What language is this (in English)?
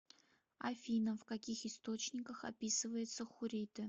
Russian